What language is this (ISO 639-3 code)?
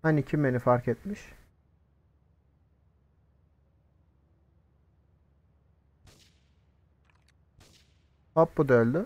tur